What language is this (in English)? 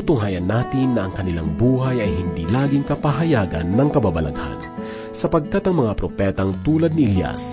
Filipino